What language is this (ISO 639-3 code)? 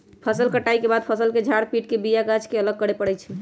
mag